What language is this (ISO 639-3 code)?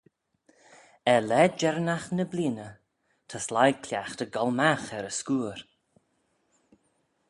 glv